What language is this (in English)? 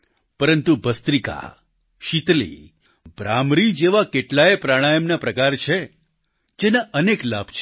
Gujarati